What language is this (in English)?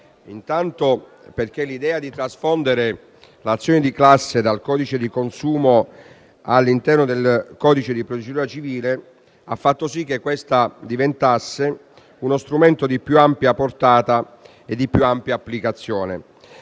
Italian